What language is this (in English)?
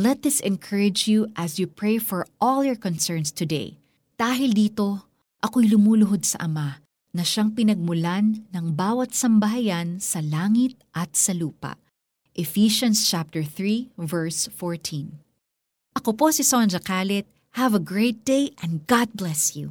Filipino